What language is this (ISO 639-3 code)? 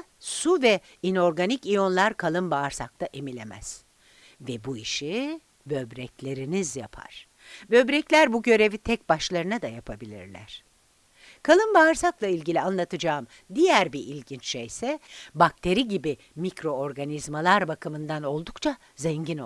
tur